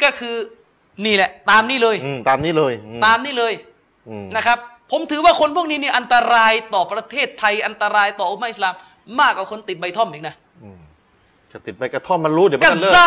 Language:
Thai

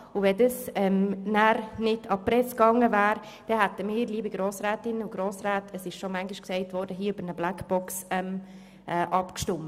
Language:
Swiss German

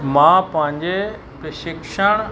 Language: Sindhi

